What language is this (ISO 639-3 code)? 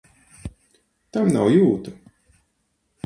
lav